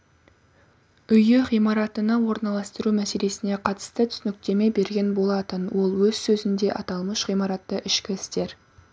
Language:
Kazakh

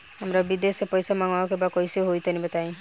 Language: Bhojpuri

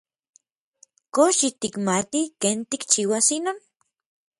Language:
Orizaba Nahuatl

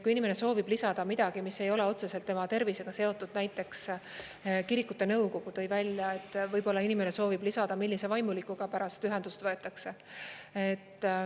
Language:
Estonian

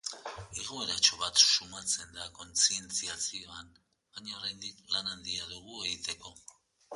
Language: Basque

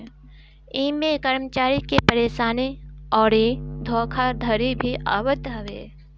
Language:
Bhojpuri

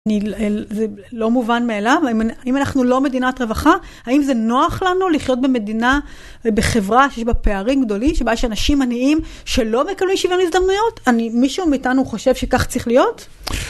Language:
Hebrew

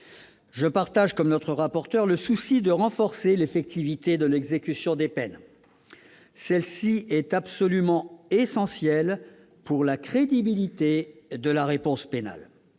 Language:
French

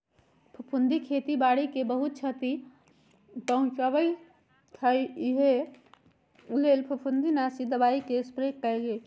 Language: Magahi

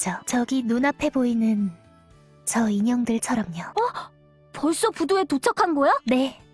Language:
Korean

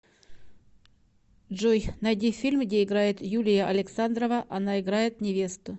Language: Russian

